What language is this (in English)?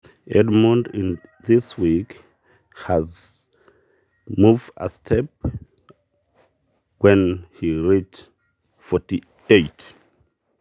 Masai